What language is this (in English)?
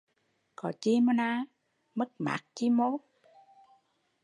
Vietnamese